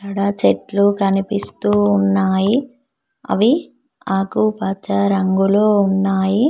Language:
Telugu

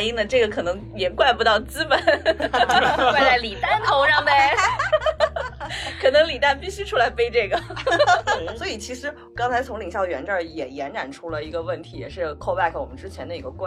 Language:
Chinese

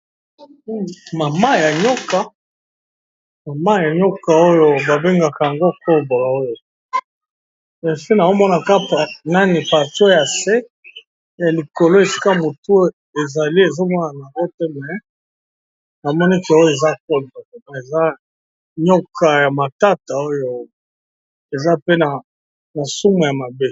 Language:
Lingala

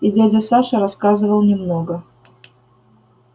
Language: Russian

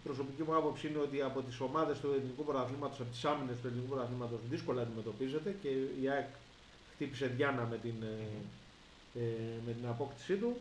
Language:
Greek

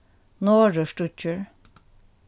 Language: Faroese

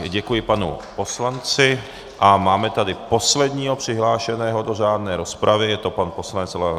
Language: Czech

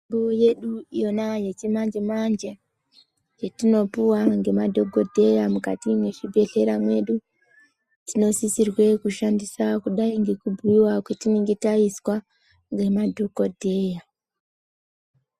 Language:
Ndau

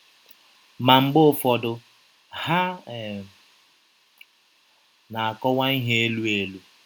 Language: Igbo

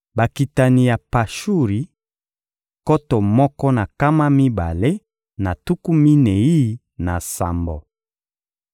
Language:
Lingala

